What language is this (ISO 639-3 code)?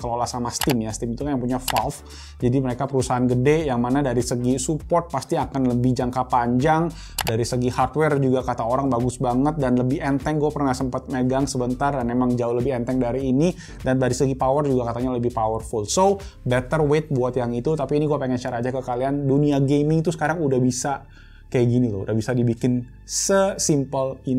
ind